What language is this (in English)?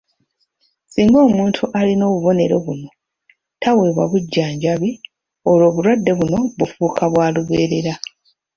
Ganda